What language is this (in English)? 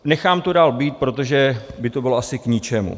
Czech